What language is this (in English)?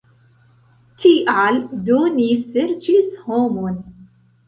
Esperanto